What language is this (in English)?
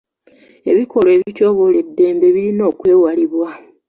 Ganda